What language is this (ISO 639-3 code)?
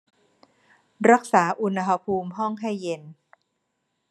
tha